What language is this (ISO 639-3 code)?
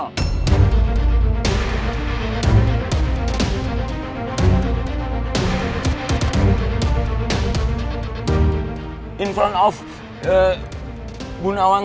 ind